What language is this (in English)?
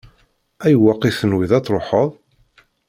Kabyle